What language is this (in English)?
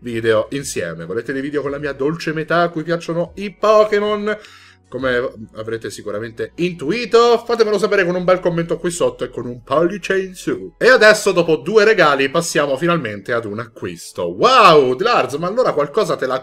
Italian